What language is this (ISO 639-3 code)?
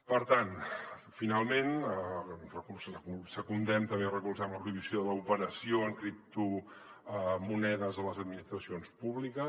cat